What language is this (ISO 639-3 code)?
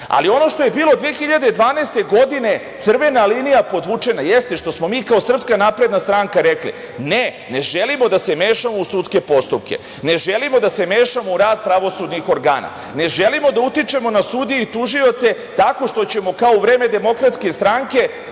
srp